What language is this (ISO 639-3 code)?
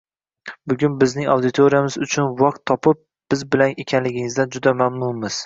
uzb